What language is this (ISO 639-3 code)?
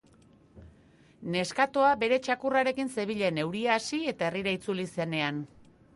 eus